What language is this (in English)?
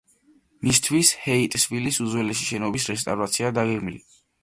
Georgian